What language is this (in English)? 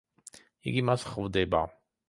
Georgian